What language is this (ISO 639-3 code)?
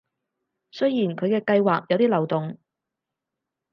yue